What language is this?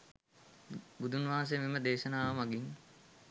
Sinhala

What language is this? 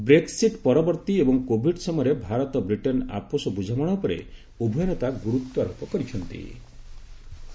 Odia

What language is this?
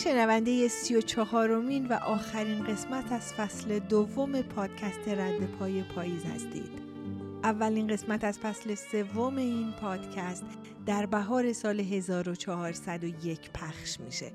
Persian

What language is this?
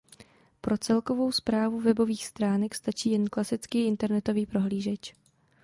Czech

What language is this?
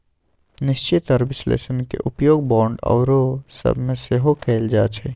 Magahi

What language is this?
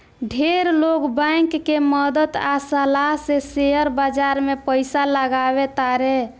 Bhojpuri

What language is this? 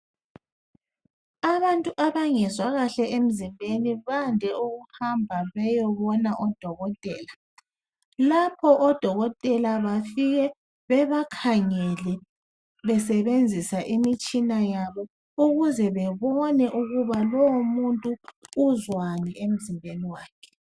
North Ndebele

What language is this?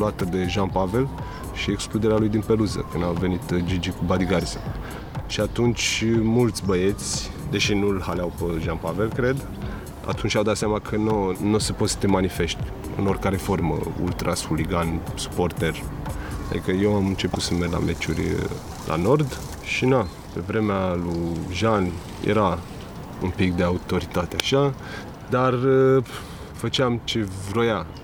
Romanian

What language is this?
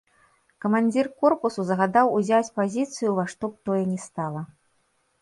Belarusian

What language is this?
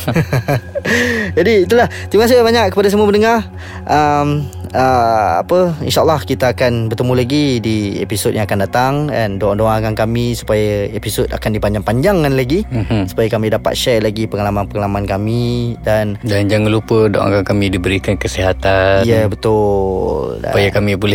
Malay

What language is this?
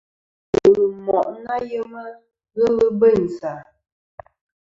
Kom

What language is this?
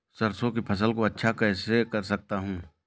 Hindi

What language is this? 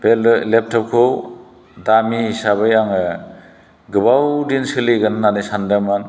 Bodo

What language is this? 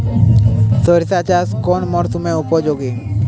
Bangla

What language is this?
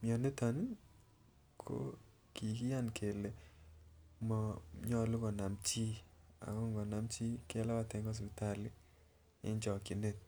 Kalenjin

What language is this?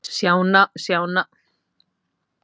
Icelandic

